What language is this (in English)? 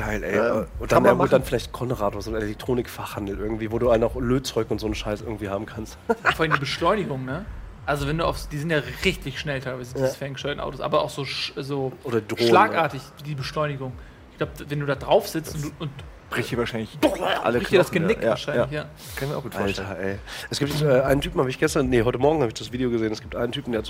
German